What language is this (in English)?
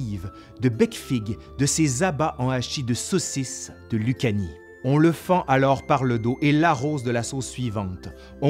French